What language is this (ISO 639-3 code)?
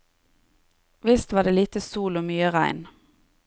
nor